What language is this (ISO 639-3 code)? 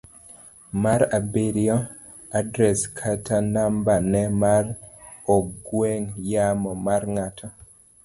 luo